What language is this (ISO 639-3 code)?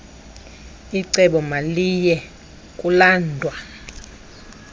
xho